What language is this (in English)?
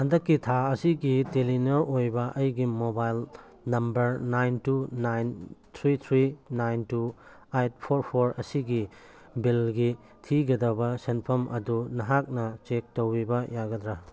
Manipuri